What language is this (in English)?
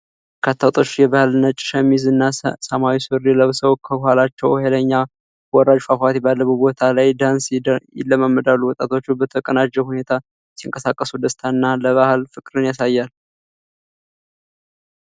Amharic